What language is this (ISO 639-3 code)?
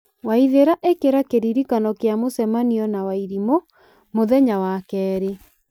kik